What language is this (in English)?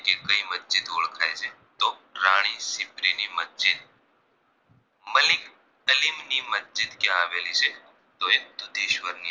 Gujarati